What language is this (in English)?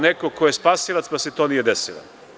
Serbian